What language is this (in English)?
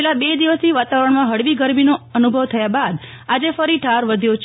Gujarati